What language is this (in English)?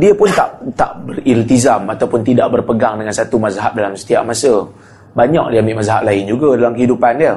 Malay